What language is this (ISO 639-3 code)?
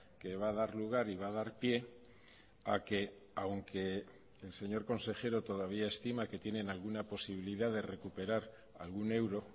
spa